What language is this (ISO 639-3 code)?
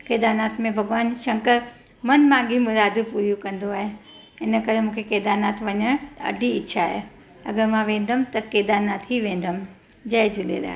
snd